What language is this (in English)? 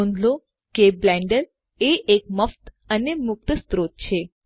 Gujarati